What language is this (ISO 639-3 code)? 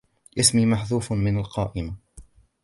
ara